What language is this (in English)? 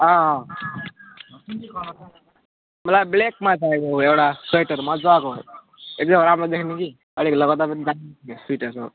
Nepali